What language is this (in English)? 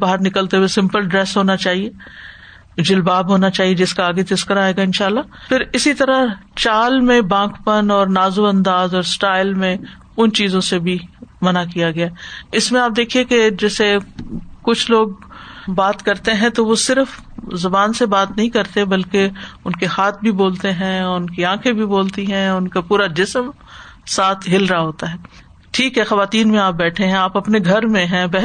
Urdu